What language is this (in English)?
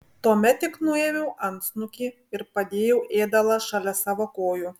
Lithuanian